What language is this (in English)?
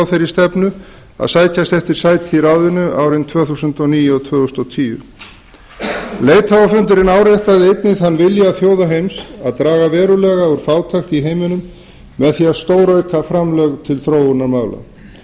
Icelandic